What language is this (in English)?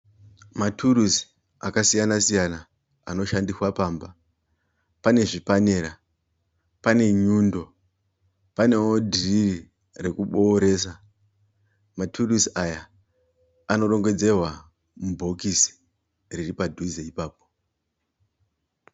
Shona